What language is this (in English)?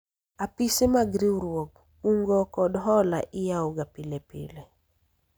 Luo (Kenya and Tanzania)